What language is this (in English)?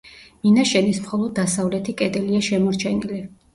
Georgian